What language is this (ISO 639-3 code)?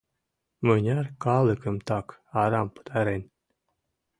chm